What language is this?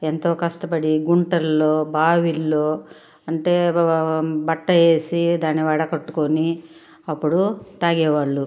Telugu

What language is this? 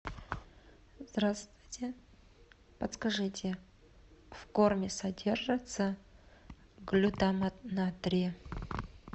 Russian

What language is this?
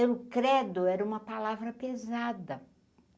Portuguese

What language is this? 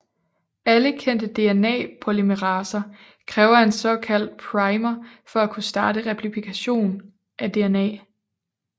Danish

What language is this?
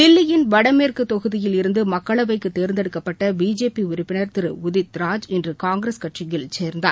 Tamil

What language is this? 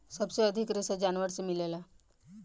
Bhojpuri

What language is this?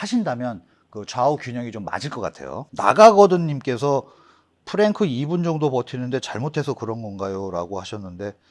Korean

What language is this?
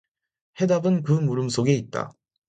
Korean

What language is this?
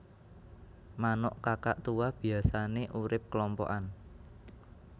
Javanese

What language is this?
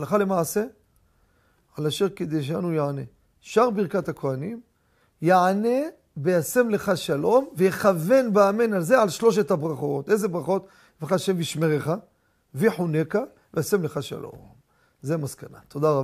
Hebrew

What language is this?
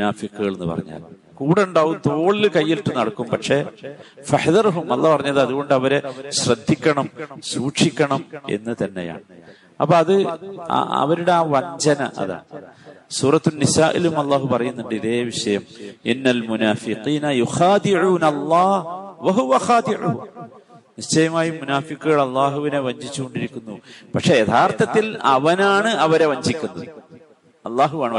Malayalam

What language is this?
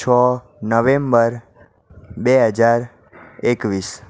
Gujarati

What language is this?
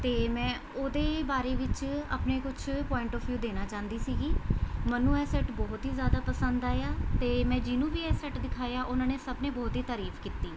Punjabi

